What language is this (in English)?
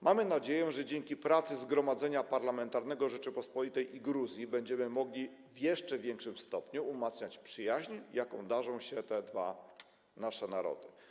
Polish